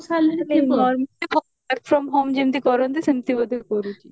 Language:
Odia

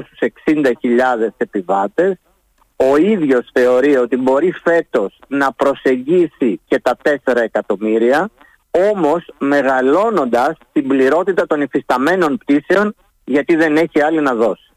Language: Greek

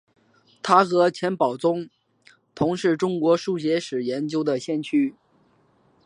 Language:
Chinese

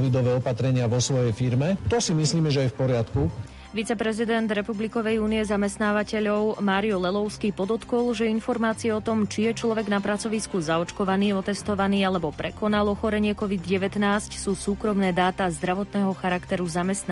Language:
Slovak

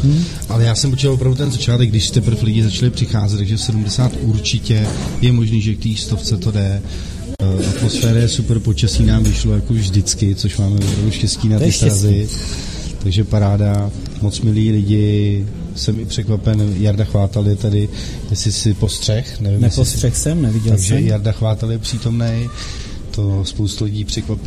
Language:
Czech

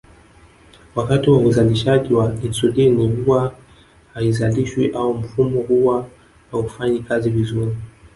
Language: Swahili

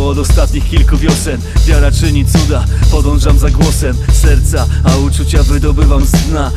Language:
Polish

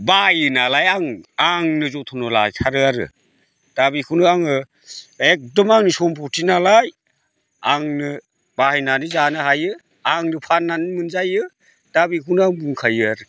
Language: Bodo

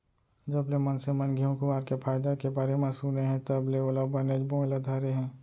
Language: Chhattisgarhi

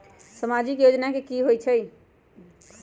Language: Magahi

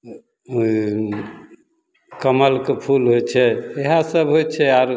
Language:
Maithili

